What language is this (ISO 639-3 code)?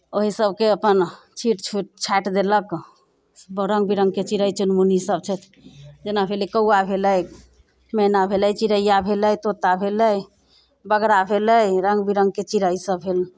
mai